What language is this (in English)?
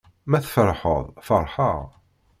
Kabyle